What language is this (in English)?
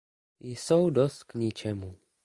Czech